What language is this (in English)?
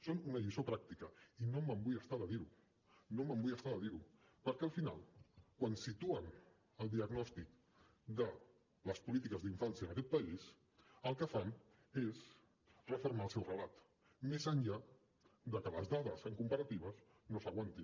Catalan